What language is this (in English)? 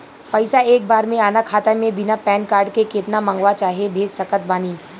Bhojpuri